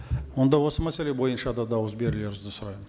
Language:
Kazakh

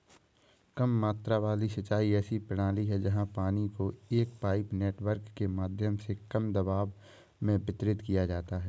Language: Hindi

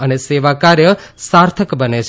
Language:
Gujarati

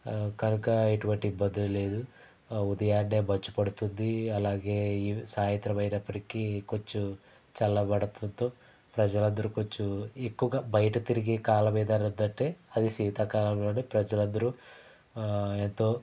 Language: Telugu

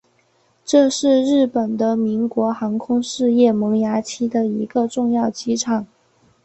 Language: Chinese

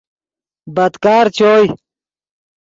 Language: Yidgha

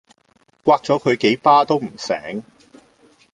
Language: Cantonese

